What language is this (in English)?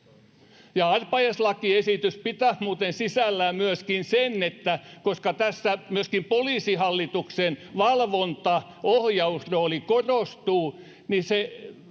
Finnish